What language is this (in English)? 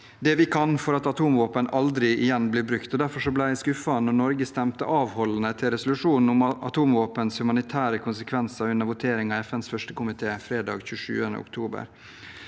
Norwegian